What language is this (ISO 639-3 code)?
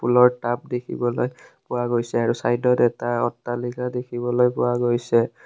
asm